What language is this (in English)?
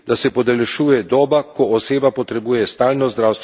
Slovenian